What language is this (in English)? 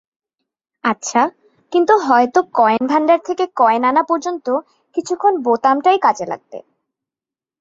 Bangla